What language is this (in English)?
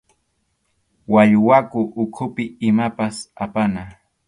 Arequipa-La Unión Quechua